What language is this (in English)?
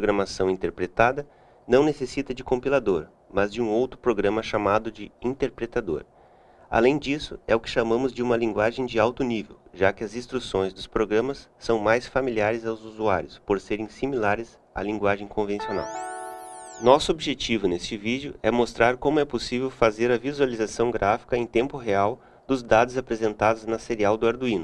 Portuguese